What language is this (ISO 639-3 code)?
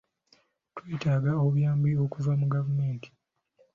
lug